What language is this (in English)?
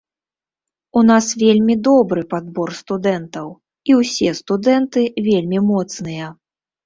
Belarusian